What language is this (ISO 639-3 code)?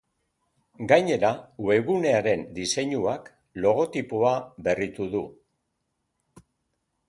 eus